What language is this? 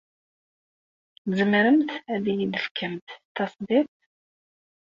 Kabyle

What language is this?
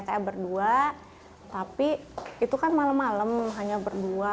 Indonesian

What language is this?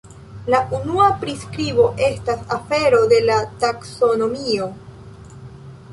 Esperanto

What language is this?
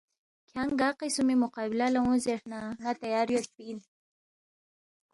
Balti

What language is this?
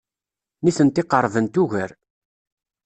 Kabyle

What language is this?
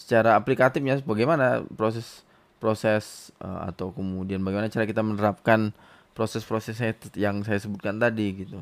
Indonesian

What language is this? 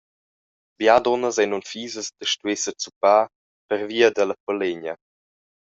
Romansh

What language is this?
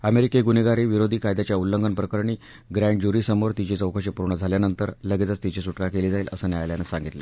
Marathi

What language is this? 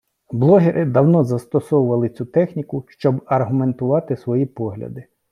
Ukrainian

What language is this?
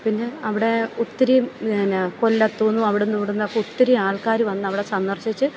Malayalam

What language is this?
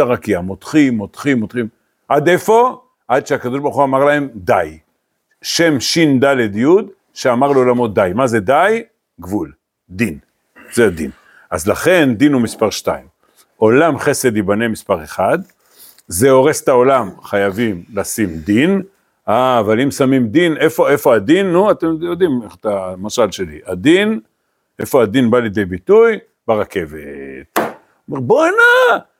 Hebrew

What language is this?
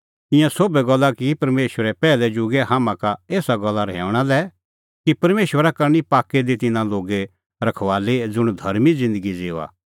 Kullu Pahari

